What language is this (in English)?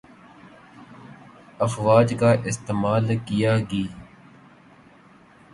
Urdu